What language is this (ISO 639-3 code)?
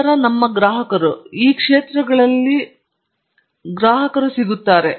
kan